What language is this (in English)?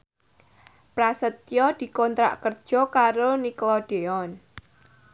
Javanese